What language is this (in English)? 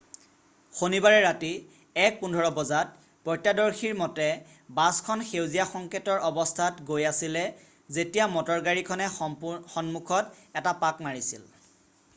Assamese